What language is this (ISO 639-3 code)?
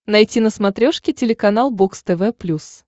rus